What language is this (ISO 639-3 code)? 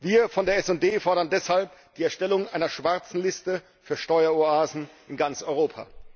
deu